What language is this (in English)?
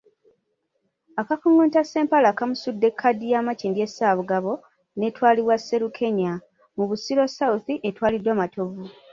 Ganda